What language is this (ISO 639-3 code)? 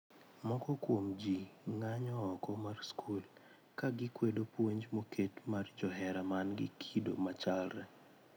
luo